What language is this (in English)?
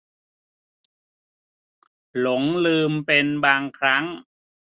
Thai